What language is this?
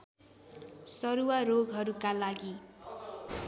Nepali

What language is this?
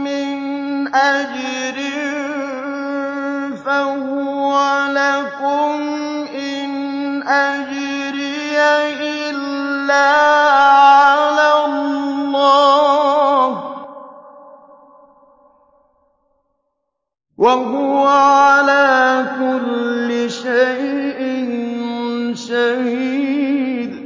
Arabic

